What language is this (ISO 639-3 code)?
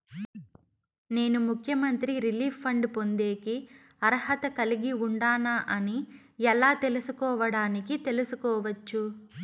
tel